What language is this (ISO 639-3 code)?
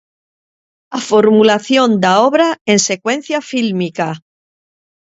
glg